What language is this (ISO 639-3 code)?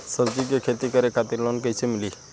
bho